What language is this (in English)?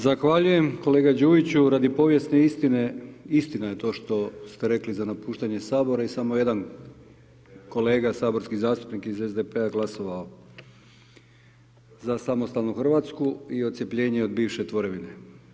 Croatian